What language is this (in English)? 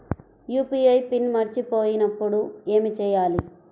Telugu